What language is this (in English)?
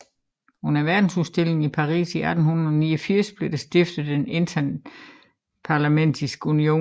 Danish